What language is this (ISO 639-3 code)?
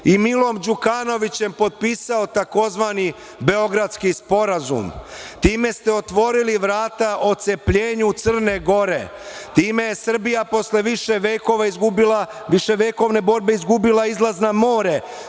srp